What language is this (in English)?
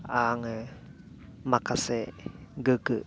Bodo